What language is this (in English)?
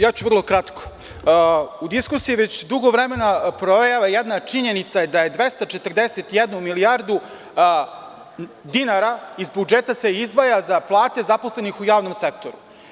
Serbian